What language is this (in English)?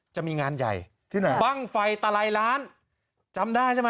Thai